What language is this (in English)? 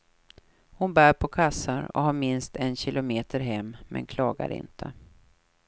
Swedish